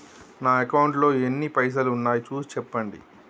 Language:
Telugu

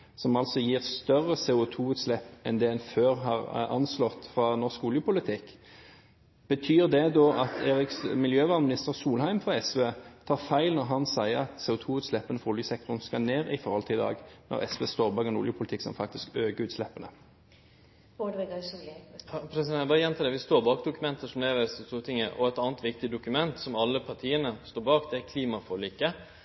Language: Norwegian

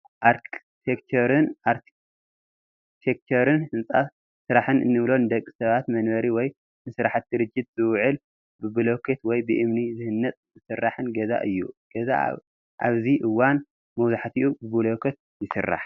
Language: Tigrinya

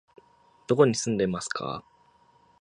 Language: Japanese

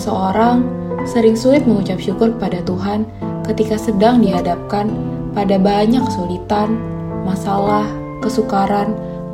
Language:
Indonesian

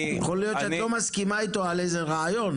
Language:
Hebrew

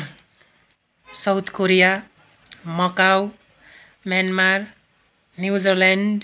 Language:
Nepali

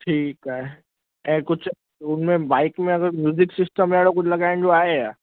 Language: Sindhi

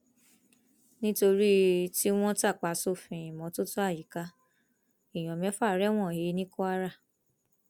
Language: Yoruba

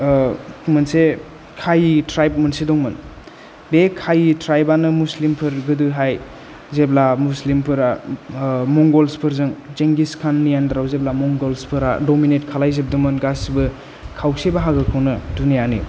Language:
Bodo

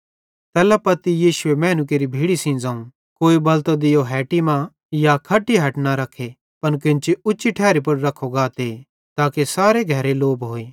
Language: Bhadrawahi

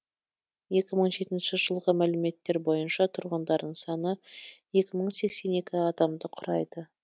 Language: Kazakh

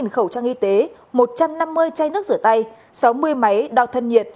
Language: Vietnamese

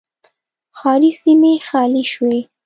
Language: Pashto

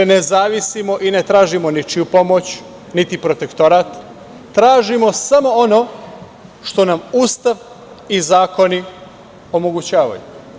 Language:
Serbian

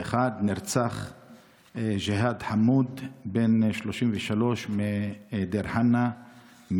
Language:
Hebrew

